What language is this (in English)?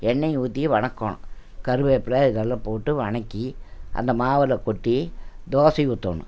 Tamil